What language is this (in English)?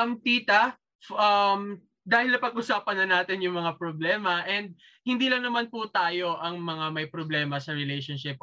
Filipino